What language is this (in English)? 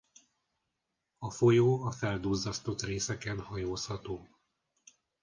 Hungarian